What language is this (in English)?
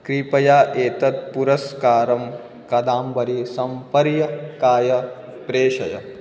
Sanskrit